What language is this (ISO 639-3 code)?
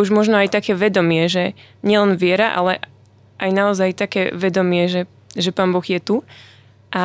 slk